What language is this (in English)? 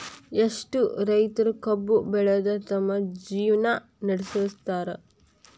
Kannada